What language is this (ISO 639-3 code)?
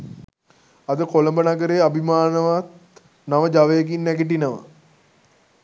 sin